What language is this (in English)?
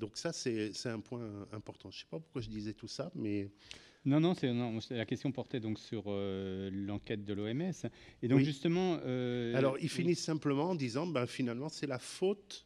French